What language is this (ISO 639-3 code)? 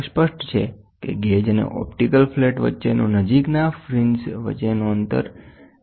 guj